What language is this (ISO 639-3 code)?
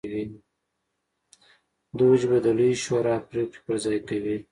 pus